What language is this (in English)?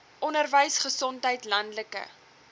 Afrikaans